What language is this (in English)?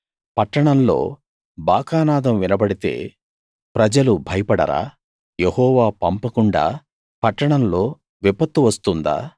Telugu